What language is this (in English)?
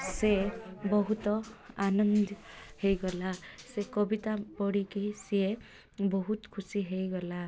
Odia